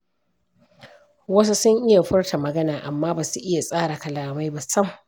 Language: Hausa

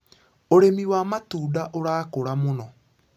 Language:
Kikuyu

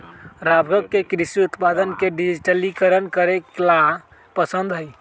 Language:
Magahi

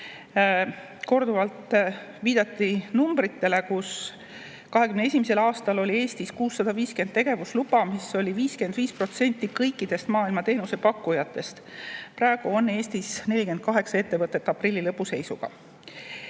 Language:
Estonian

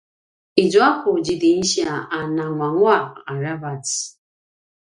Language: Paiwan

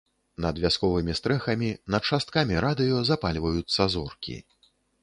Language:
Belarusian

